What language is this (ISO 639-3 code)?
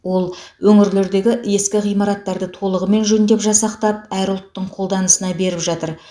kaz